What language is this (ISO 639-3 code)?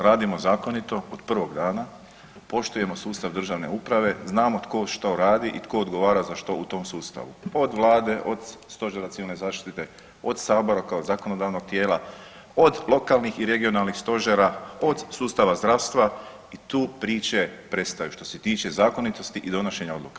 hrv